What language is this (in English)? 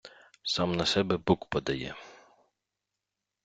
Ukrainian